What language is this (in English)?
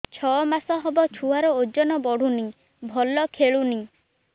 Odia